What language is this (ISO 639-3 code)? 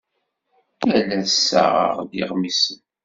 kab